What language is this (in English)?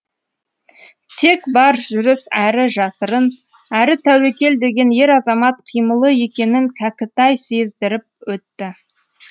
Kazakh